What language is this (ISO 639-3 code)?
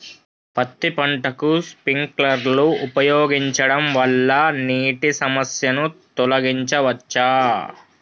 tel